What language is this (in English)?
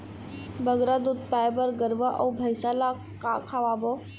Chhattisgarhi